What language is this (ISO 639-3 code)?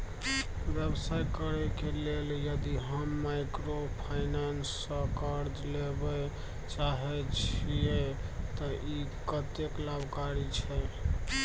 mai